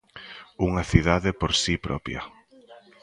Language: Galician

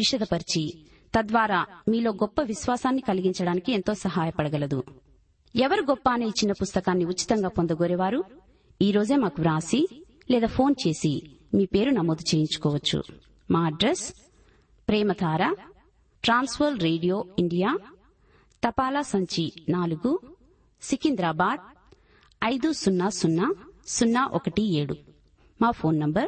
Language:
Telugu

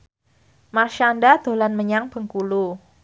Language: Javanese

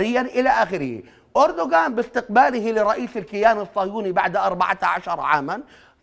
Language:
Arabic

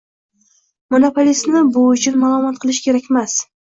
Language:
Uzbek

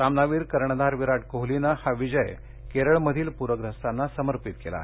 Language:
Marathi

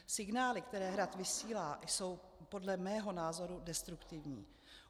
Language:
Czech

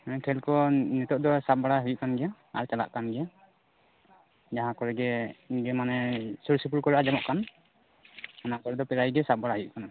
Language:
Santali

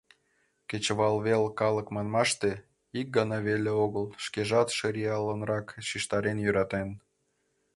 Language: Mari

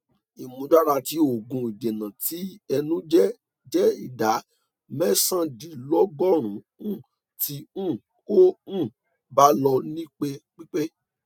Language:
Yoruba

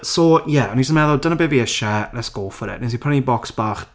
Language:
Welsh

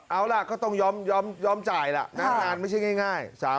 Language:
Thai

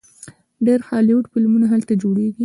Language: Pashto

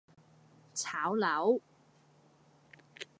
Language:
Cantonese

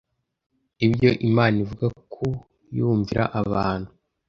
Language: Kinyarwanda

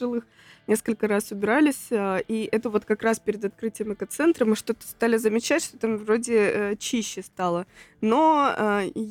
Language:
Russian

